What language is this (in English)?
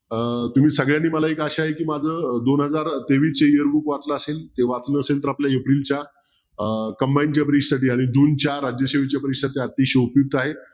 Marathi